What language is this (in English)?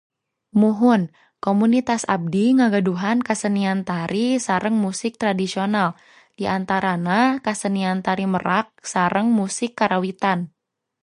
Sundanese